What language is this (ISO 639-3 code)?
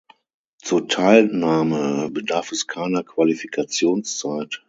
deu